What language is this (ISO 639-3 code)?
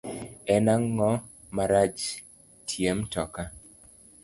luo